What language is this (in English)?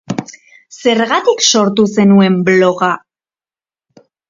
Basque